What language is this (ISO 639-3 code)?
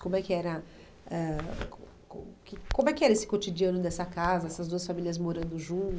por